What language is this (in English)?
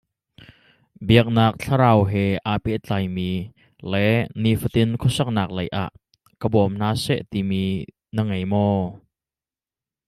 Hakha Chin